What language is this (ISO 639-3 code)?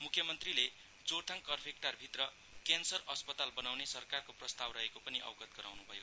nep